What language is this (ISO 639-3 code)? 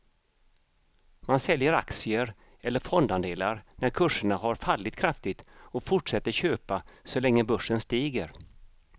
swe